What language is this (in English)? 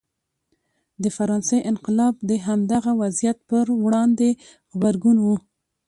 Pashto